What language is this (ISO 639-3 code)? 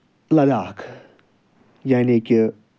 kas